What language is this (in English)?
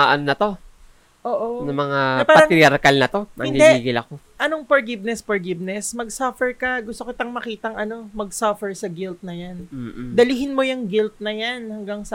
Filipino